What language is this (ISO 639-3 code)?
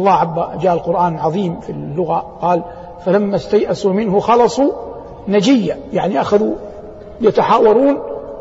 ara